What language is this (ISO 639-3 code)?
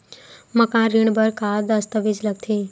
hne